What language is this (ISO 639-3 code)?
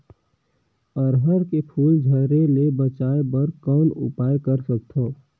hne